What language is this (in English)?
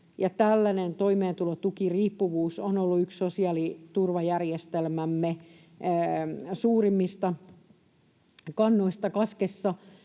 Finnish